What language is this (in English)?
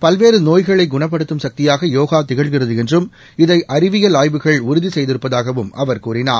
Tamil